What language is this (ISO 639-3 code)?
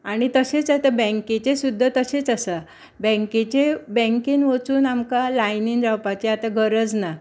kok